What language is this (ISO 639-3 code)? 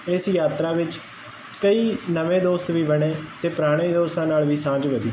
pan